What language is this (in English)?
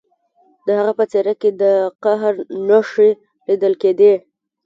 Pashto